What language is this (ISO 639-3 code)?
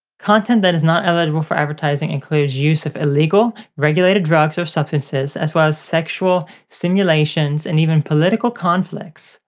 eng